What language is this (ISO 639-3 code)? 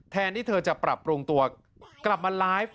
tha